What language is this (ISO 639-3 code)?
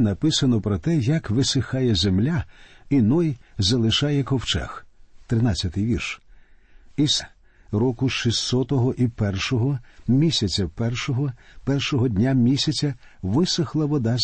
ukr